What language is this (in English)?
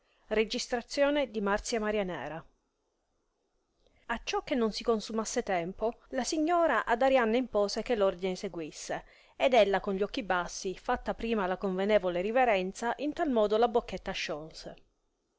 Italian